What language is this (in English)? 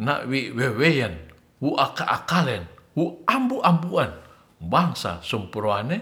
Ratahan